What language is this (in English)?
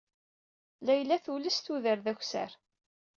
Kabyle